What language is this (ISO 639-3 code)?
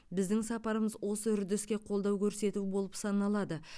kaz